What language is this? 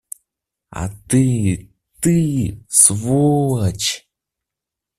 Russian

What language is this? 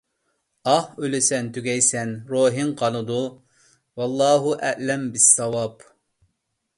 Uyghur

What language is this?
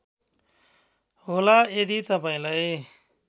Nepali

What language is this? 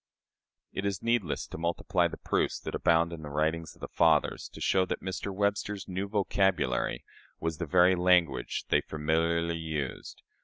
English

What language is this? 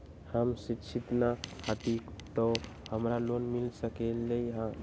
Magahi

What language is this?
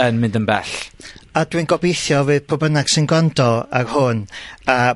Welsh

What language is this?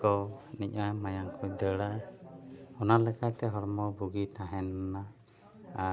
Santali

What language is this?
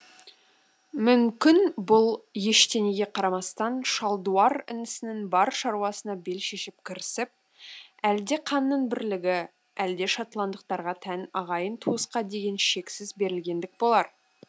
Kazakh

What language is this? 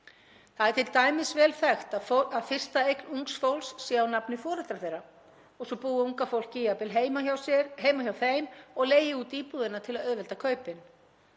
Icelandic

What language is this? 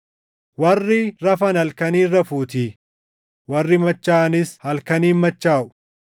Oromo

